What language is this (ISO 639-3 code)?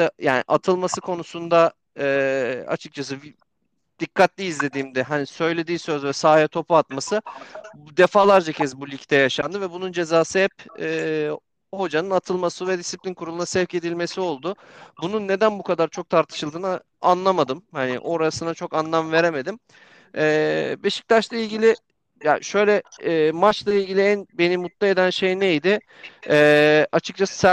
tur